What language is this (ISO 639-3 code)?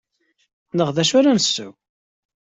kab